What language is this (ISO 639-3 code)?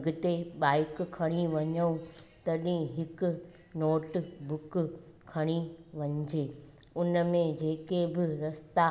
snd